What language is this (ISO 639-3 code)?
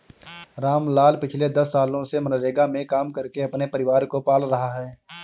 hin